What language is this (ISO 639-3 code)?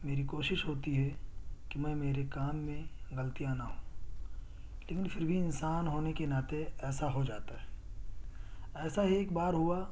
urd